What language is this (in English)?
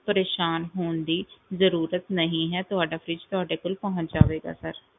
Punjabi